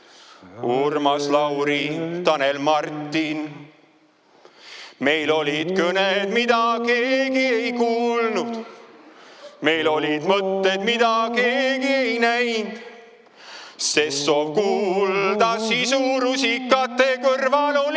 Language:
Estonian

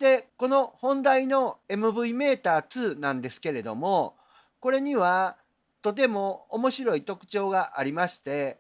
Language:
Japanese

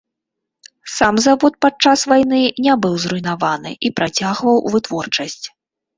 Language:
Belarusian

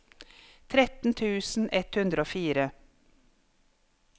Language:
Norwegian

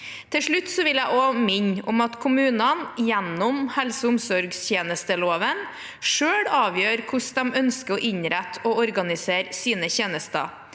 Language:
Norwegian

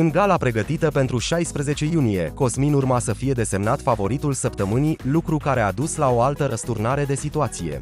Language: Romanian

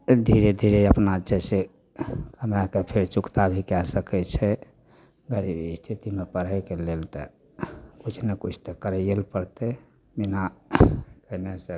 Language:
Maithili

